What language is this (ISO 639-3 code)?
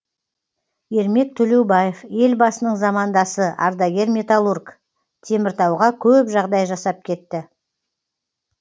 kaz